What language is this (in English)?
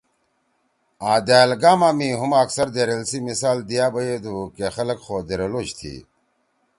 Torwali